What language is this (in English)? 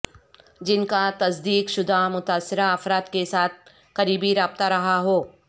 Urdu